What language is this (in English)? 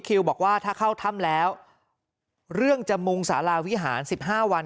Thai